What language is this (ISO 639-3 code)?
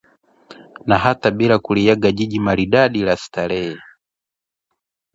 swa